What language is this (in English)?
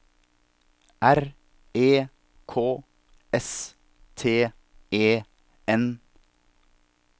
Norwegian